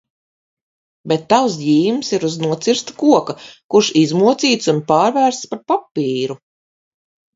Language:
Latvian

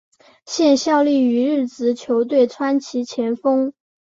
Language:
Chinese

